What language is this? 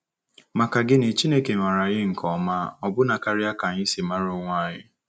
Igbo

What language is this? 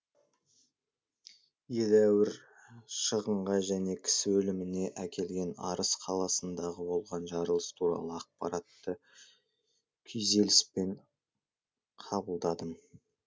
Kazakh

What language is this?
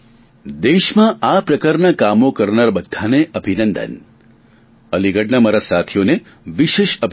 Gujarati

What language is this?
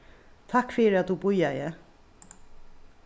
Faroese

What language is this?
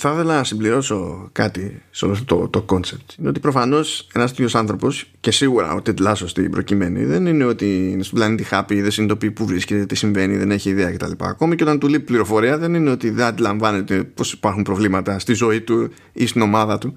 Greek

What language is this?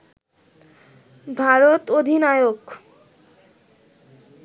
Bangla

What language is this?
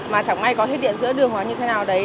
Vietnamese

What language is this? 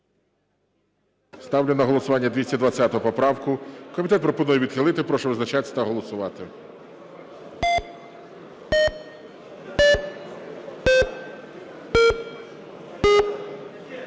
Ukrainian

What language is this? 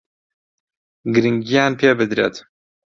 Central Kurdish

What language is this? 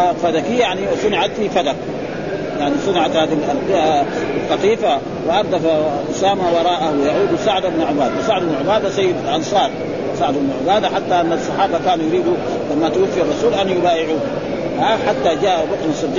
Arabic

